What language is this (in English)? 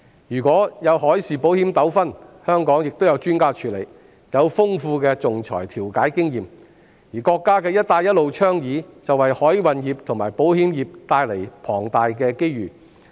Cantonese